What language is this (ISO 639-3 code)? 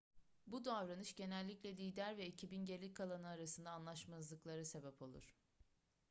tur